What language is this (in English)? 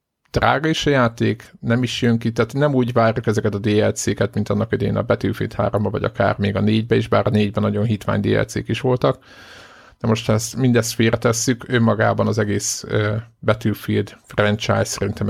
Hungarian